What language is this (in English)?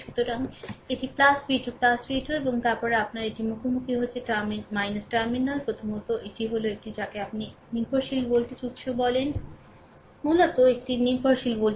Bangla